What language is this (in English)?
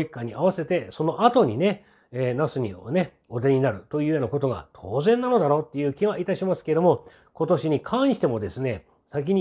Japanese